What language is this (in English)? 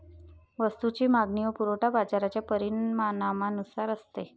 Marathi